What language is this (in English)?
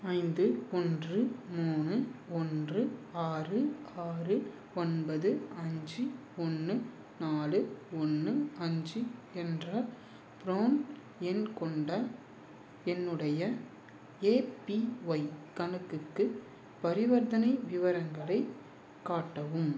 Tamil